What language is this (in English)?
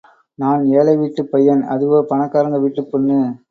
Tamil